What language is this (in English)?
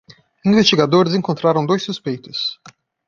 Portuguese